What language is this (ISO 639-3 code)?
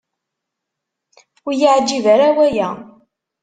kab